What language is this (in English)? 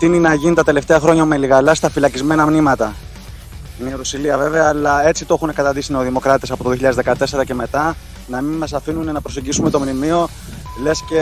Greek